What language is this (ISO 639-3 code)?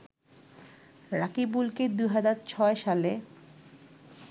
ben